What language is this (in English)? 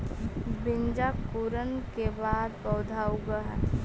Magahi